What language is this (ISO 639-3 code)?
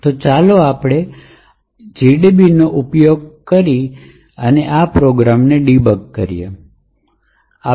guj